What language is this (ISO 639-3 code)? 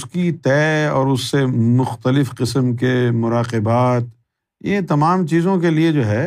urd